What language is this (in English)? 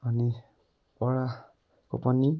Nepali